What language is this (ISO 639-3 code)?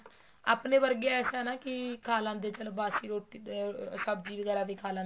pan